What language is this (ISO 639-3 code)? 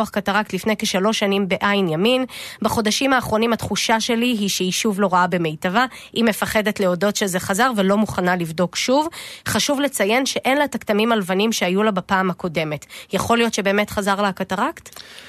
heb